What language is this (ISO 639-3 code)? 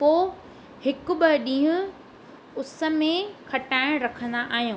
snd